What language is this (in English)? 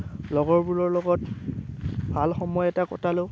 Assamese